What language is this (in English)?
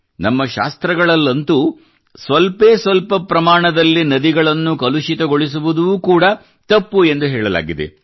Kannada